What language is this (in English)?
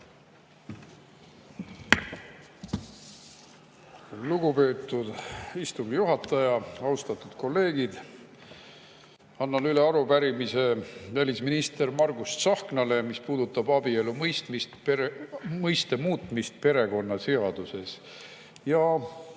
Estonian